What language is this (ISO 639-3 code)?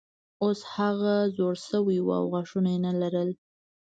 pus